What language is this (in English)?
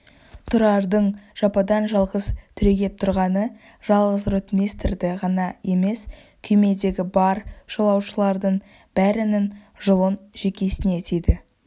Kazakh